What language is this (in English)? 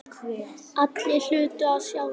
Icelandic